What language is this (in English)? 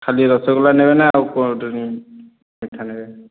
Odia